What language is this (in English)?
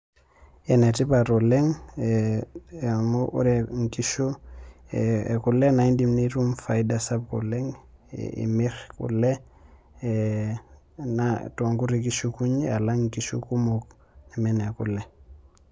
Masai